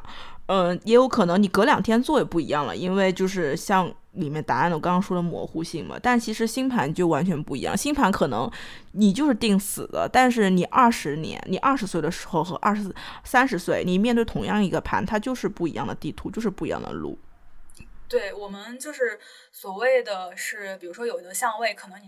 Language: Chinese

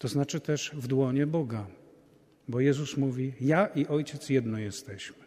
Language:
Polish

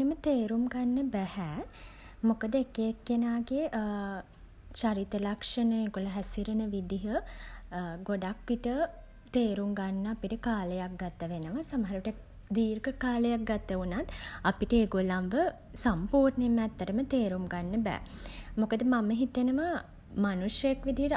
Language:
Sinhala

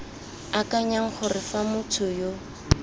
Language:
Tswana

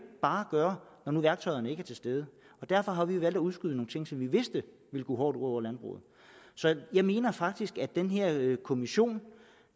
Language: Danish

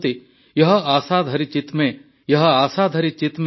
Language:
Odia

